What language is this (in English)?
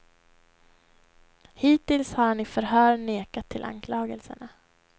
Swedish